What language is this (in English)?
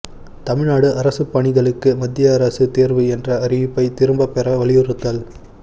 Tamil